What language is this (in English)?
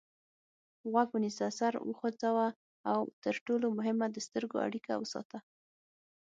Pashto